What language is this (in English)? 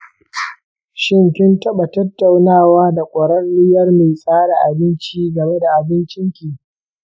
Hausa